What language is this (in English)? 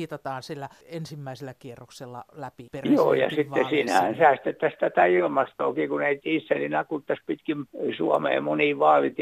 Finnish